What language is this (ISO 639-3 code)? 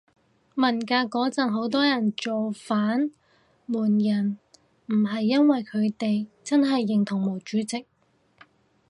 yue